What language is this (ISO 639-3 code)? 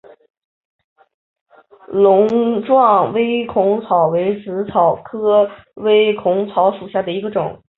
zho